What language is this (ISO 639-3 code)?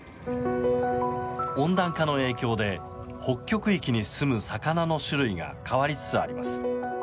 jpn